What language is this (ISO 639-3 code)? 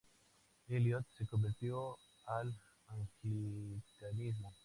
spa